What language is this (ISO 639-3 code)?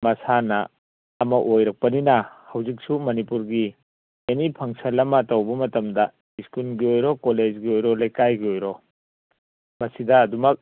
mni